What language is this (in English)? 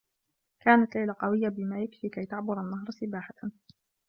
Arabic